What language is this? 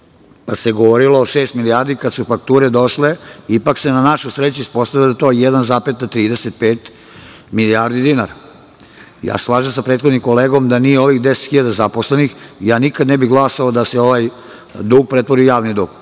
Serbian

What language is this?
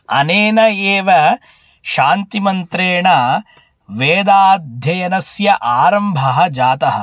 Sanskrit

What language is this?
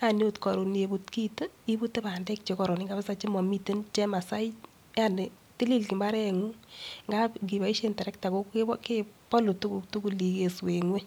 Kalenjin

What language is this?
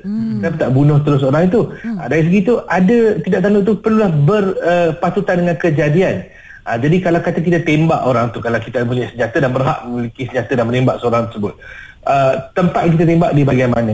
Malay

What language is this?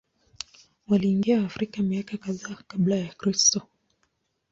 Swahili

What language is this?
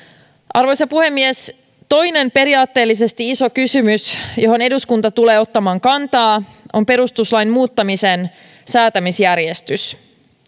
Finnish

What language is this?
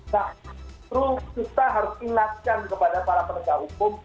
Indonesian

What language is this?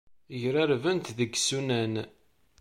Kabyle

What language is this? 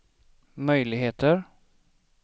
Swedish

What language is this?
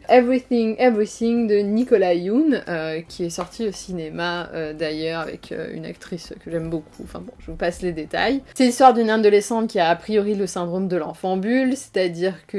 French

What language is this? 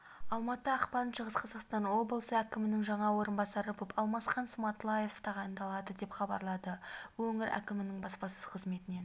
Kazakh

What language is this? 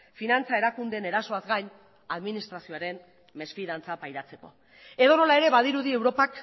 Basque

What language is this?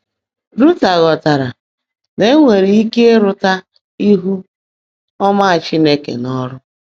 Igbo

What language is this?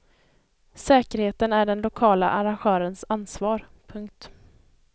Swedish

